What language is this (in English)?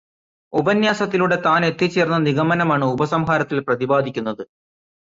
Malayalam